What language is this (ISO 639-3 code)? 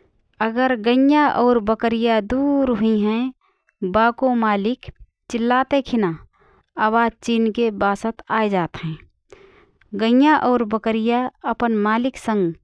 thr